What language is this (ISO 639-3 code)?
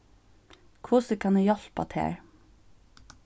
fao